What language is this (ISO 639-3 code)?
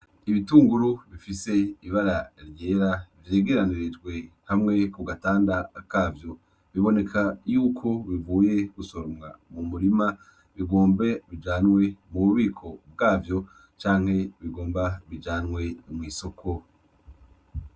run